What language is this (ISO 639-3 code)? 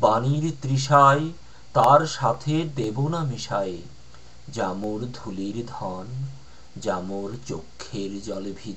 ron